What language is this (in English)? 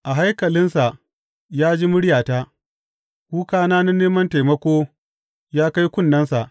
Hausa